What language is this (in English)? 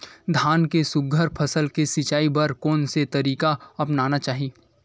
Chhattisgarhi